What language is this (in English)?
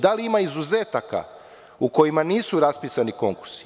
Serbian